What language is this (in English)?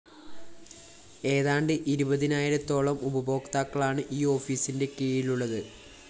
Malayalam